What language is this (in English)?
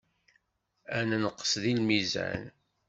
Kabyle